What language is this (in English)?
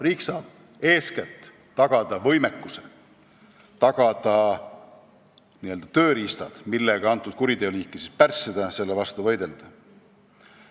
Estonian